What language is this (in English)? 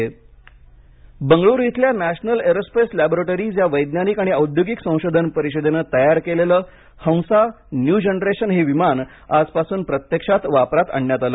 Marathi